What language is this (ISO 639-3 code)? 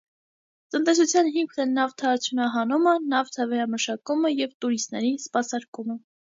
hye